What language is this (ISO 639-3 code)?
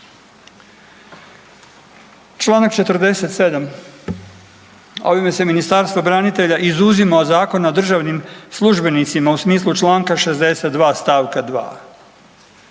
hrv